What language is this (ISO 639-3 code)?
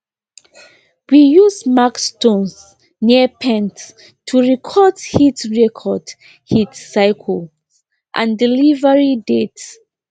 pcm